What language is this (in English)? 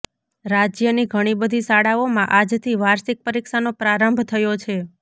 Gujarati